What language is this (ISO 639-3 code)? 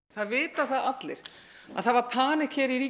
isl